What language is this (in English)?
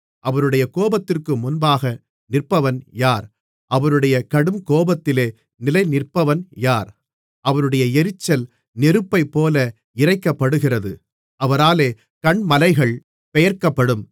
Tamil